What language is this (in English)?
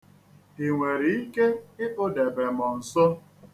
Igbo